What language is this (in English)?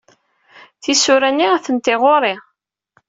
Kabyle